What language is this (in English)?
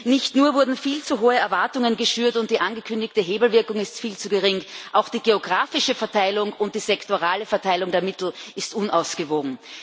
German